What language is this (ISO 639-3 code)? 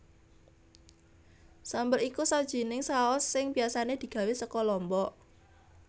jav